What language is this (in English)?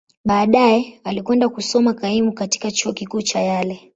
Swahili